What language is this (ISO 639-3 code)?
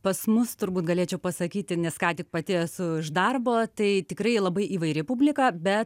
lit